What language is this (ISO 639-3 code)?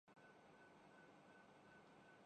urd